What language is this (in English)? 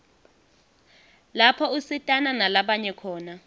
Swati